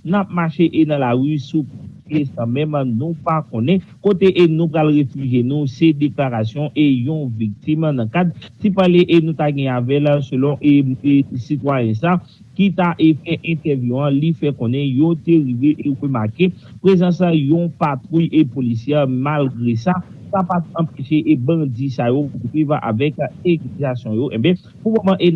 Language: French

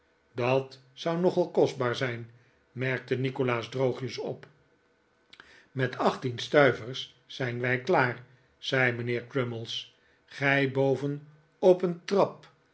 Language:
Dutch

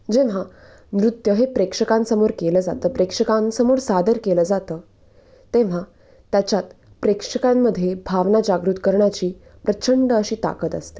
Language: Marathi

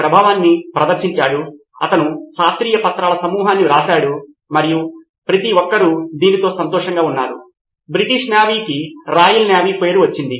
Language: Telugu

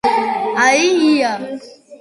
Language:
Georgian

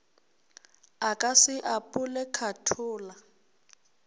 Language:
Northern Sotho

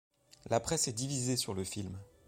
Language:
French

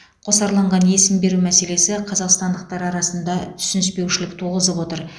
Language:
Kazakh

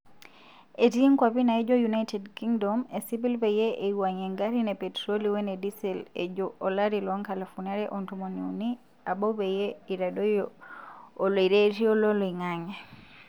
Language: Masai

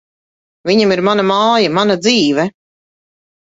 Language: Latvian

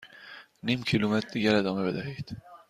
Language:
Persian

